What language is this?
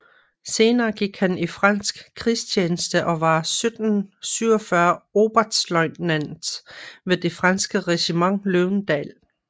Danish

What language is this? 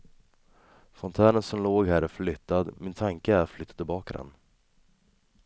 Swedish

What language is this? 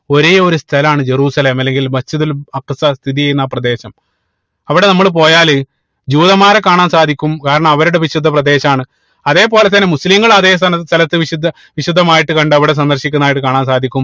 Malayalam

